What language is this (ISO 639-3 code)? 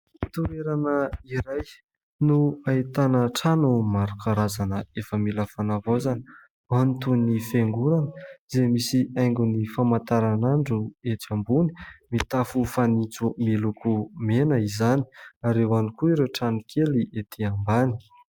mlg